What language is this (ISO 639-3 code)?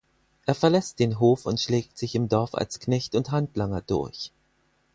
deu